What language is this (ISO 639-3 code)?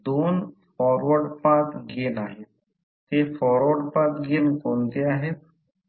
mar